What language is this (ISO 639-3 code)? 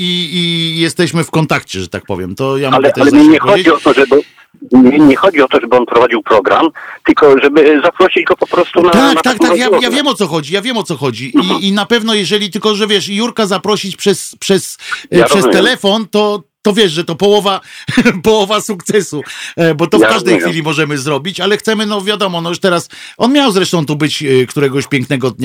pol